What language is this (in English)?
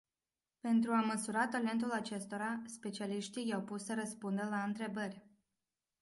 Romanian